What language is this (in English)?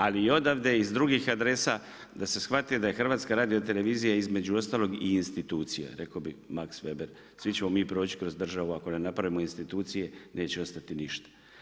Croatian